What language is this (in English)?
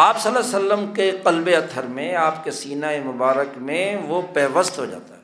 Urdu